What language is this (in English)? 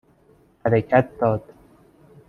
Persian